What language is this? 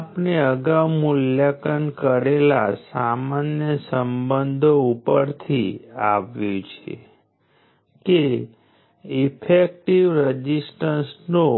Gujarati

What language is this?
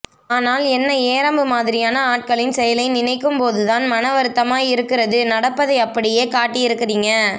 Tamil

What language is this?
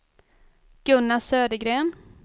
Swedish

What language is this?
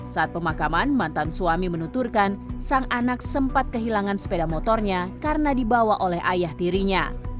Indonesian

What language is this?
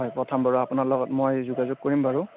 Assamese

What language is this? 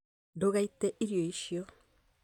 Kikuyu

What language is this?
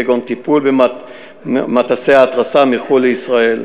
Hebrew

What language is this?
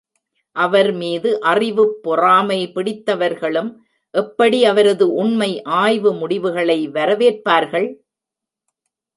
Tamil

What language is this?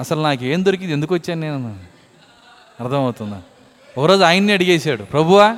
Telugu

